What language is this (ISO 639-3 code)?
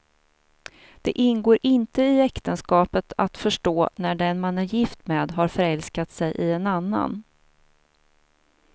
swe